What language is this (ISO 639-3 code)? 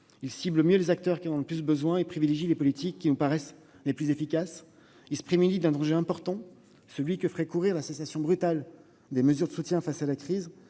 fra